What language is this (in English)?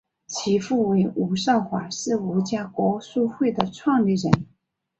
Chinese